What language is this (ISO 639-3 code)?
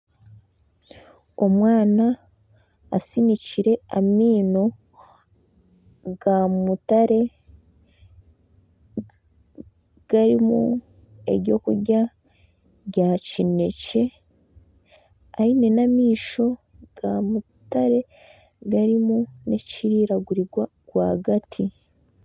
nyn